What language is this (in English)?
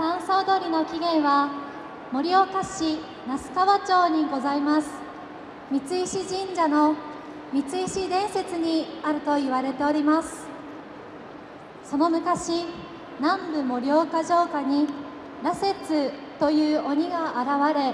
Japanese